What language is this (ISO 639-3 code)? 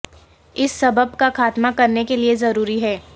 urd